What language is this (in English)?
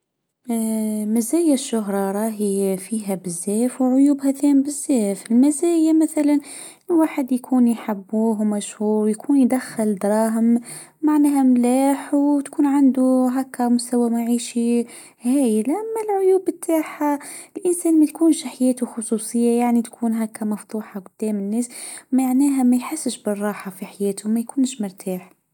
Tunisian Arabic